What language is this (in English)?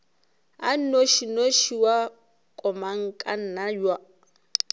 Northern Sotho